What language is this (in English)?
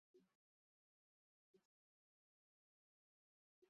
Chinese